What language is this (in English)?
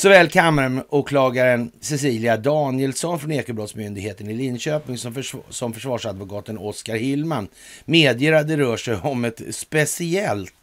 Swedish